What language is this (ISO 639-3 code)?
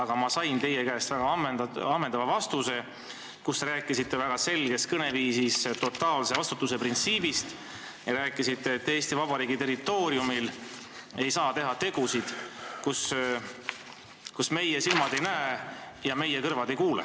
est